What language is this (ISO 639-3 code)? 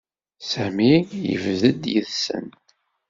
kab